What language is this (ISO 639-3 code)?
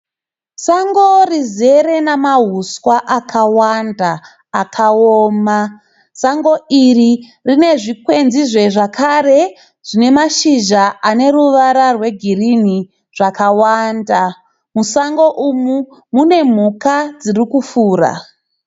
sna